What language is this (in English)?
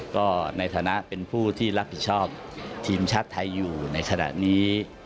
Thai